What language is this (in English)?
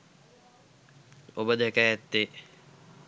Sinhala